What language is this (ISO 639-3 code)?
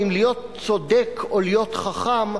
heb